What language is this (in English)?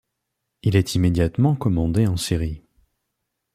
French